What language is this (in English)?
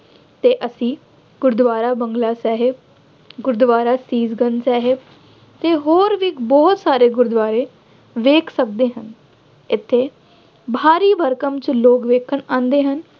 Punjabi